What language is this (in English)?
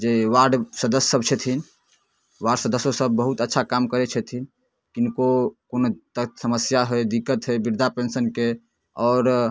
Maithili